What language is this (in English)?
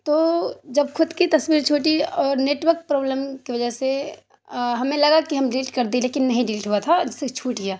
Urdu